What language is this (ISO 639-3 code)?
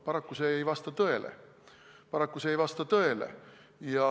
est